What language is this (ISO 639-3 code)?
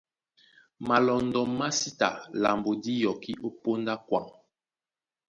dua